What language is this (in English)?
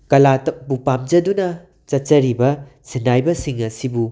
Manipuri